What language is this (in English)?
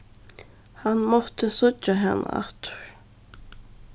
Faroese